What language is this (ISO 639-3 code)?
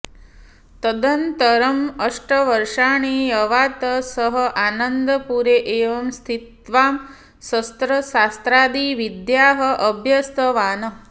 san